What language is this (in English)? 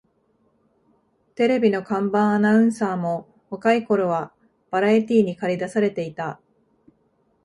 Japanese